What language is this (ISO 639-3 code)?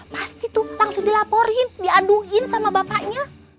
ind